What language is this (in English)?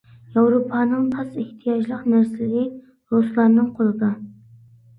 Uyghur